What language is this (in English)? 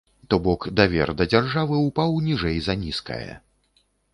Belarusian